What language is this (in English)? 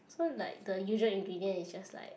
English